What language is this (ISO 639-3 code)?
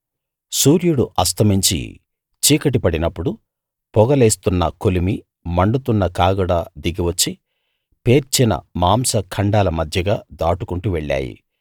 tel